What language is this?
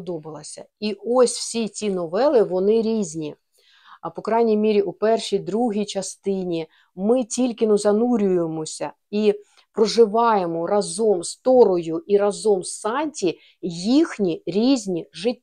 Ukrainian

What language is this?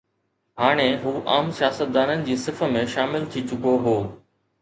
Sindhi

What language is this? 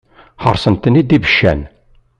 Kabyle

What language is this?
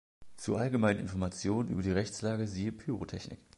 German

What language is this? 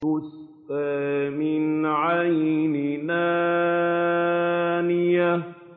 Arabic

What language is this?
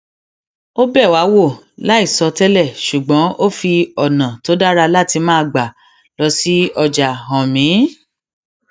Yoruba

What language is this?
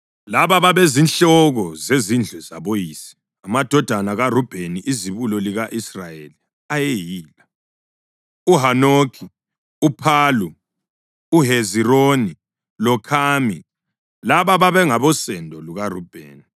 North Ndebele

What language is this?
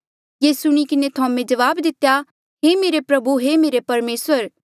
Mandeali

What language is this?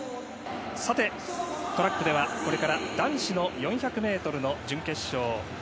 Japanese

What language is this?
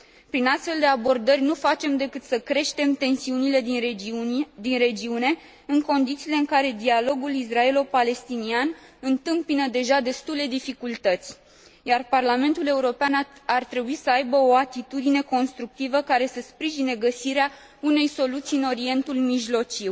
Romanian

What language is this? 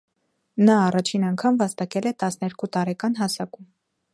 Armenian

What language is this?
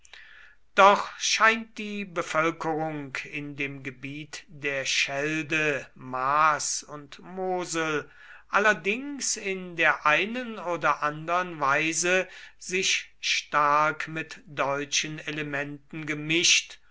German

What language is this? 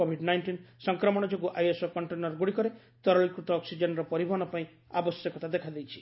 Odia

